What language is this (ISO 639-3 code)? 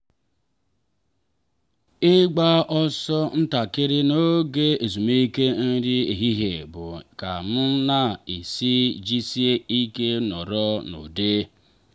ibo